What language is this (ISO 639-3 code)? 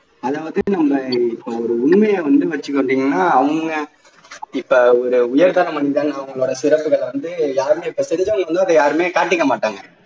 tam